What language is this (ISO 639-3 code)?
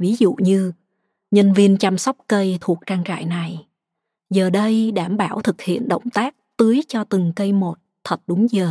vie